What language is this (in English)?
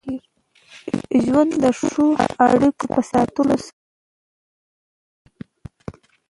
Pashto